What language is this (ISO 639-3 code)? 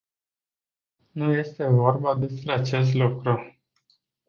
ron